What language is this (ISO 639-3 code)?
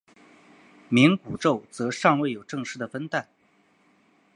zho